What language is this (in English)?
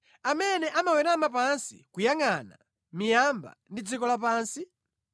Nyanja